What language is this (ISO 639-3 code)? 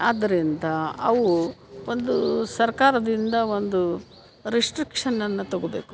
kan